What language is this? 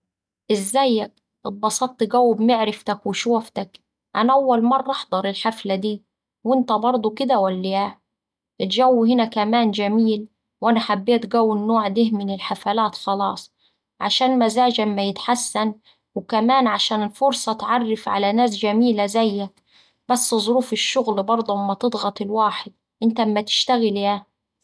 Saidi Arabic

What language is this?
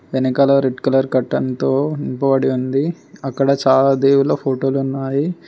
Telugu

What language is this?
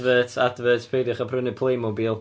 Welsh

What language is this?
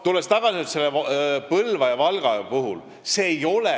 Estonian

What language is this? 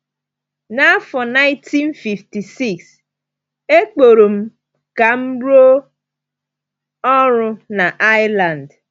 Igbo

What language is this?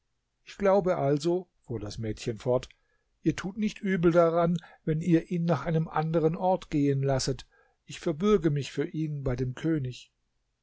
German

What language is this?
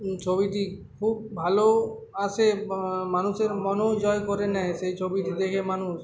Bangla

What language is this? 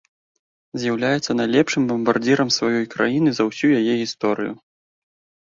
Belarusian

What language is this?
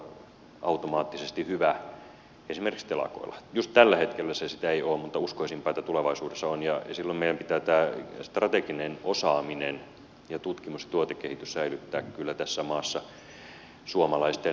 Finnish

